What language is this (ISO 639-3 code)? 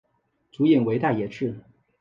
zho